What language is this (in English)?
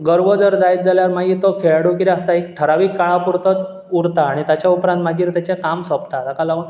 Konkani